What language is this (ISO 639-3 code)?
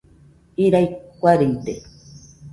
hux